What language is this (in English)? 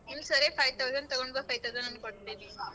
Kannada